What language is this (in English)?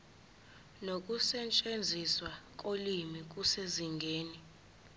Zulu